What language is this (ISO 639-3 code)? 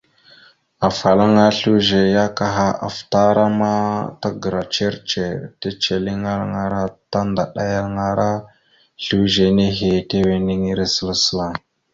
mxu